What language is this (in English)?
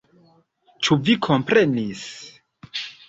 Esperanto